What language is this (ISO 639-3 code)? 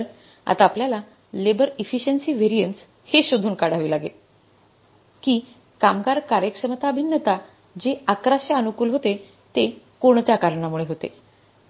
mar